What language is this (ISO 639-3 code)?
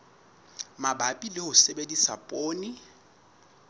sot